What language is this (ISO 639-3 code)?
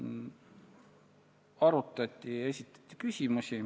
est